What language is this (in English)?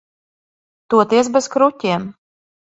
Latvian